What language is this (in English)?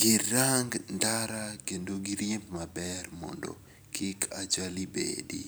Luo (Kenya and Tanzania)